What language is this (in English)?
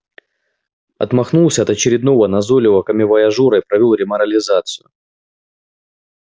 Russian